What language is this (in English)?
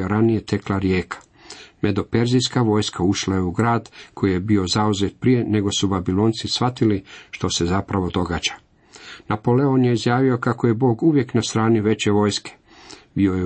Croatian